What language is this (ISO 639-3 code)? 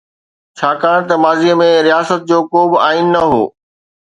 snd